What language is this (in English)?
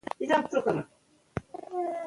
Pashto